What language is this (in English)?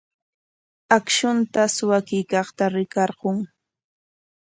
Corongo Ancash Quechua